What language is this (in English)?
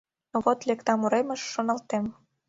Mari